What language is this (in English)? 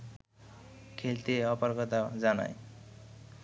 Bangla